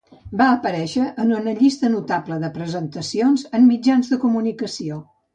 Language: Catalan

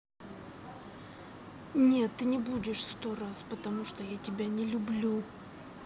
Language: Russian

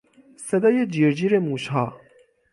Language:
Persian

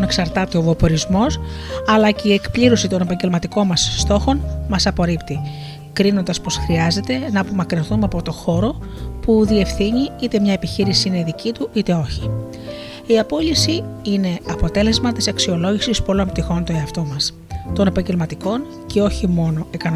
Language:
Greek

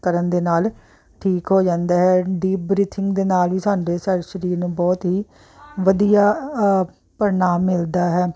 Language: Punjabi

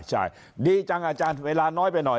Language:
Thai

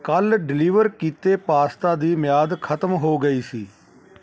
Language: Punjabi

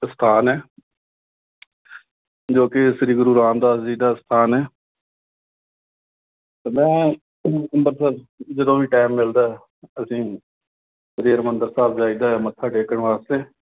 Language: Punjabi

